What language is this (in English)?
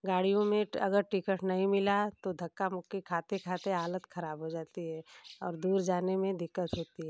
Hindi